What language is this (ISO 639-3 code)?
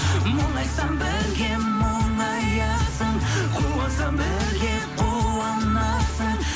kaz